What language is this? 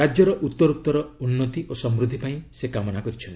Odia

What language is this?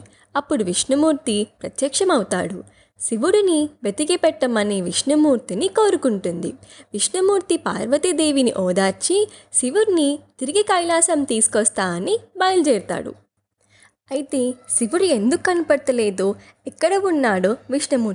Telugu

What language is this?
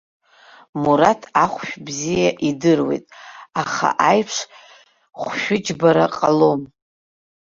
Abkhazian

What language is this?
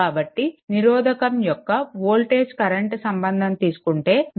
Telugu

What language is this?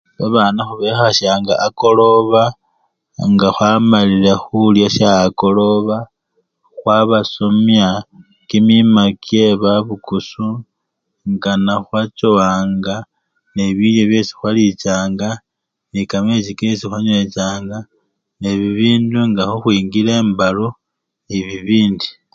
Luyia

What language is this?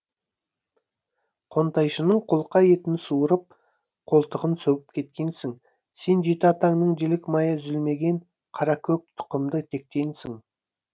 Kazakh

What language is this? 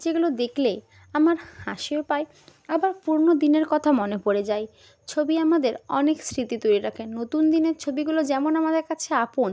Bangla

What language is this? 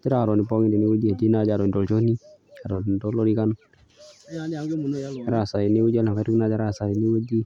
Masai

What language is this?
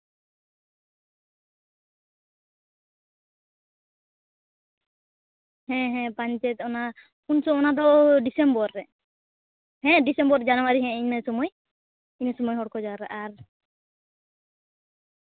Santali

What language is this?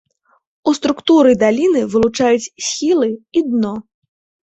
Belarusian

